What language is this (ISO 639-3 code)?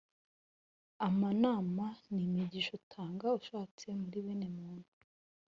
kin